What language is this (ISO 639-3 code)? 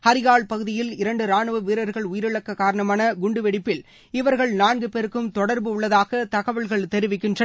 tam